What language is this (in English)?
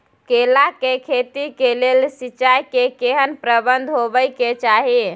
Maithili